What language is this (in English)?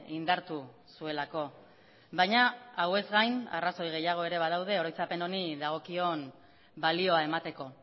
Basque